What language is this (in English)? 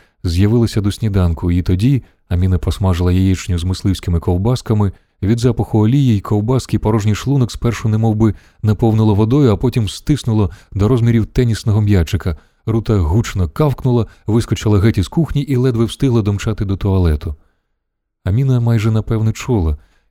Ukrainian